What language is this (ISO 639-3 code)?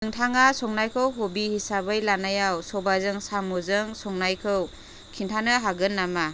brx